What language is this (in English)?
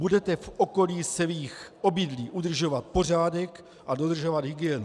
Czech